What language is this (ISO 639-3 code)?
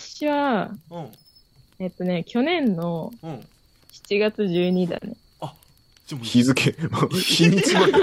jpn